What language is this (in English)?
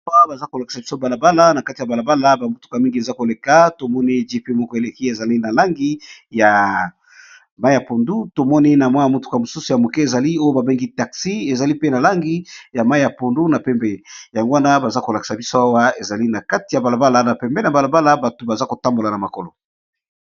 Lingala